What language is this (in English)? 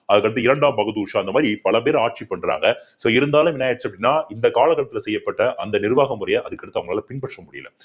Tamil